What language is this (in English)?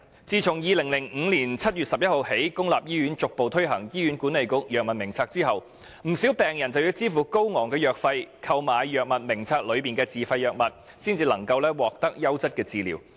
Cantonese